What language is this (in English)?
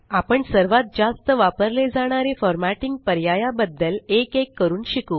Marathi